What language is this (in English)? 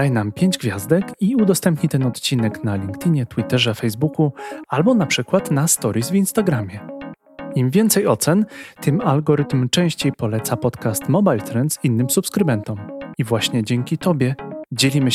Polish